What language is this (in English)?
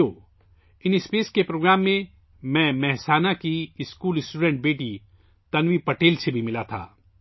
Urdu